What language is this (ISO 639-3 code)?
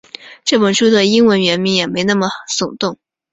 zho